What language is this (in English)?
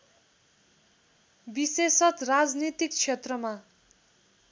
Nepali